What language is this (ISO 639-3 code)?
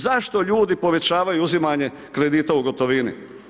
hrv